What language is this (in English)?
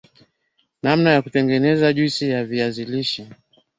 Swahili